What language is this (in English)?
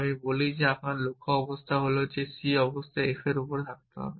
Bangla